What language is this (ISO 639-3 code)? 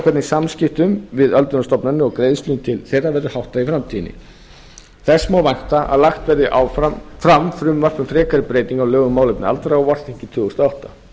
isl